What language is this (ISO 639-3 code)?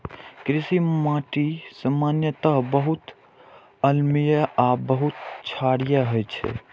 mai